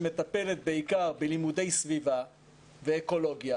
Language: Hebrew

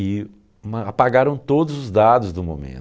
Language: Portuguese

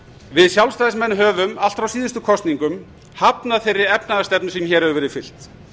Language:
Icelandic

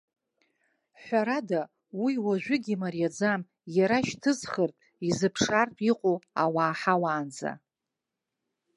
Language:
Abkhazian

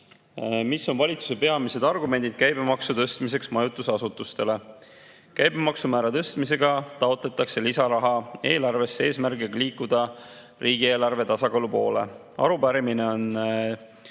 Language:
Estonian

